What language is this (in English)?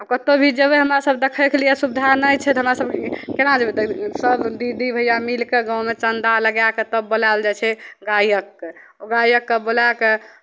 Maithili